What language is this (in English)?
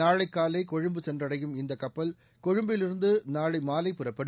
Tamil